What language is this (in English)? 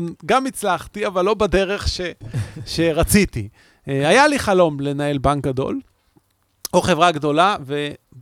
Hebrew